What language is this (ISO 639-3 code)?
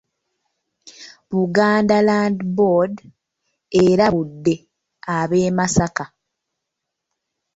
lug